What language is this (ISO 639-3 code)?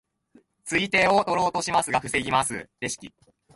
jpn